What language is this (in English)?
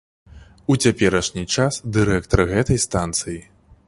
Belarusian